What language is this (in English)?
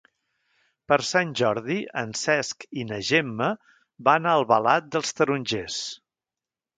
Catalan